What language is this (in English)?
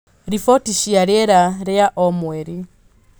Kikuyu